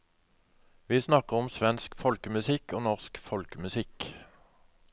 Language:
Norwegian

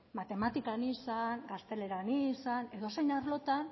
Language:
Basque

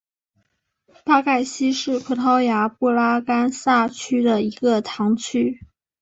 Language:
Chinese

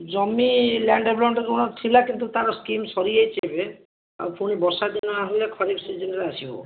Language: Odia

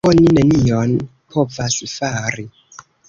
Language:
Esperanto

